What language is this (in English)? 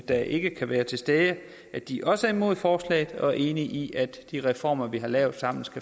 Danish